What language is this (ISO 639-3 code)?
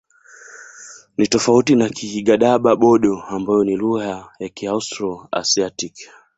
swa